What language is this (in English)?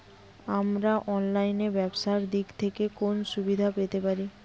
Bangla